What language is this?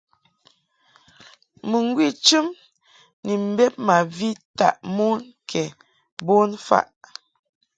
Mungaka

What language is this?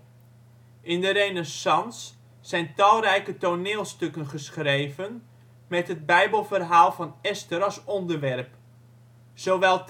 Dutch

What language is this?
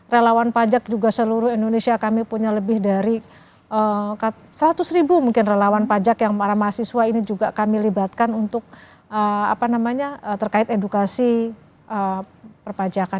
Indonesian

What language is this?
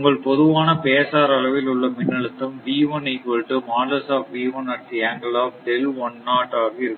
Tamil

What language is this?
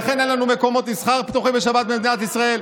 Hebrew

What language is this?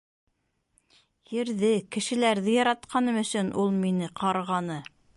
Bashkir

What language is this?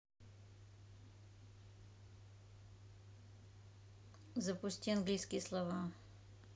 Russian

